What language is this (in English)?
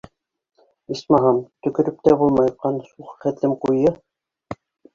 Bashkir